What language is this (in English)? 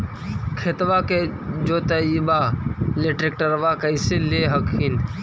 Magahi